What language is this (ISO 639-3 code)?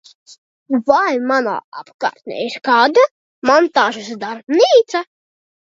lav